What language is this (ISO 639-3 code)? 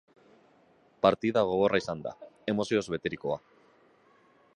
eus